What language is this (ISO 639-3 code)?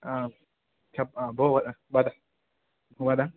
san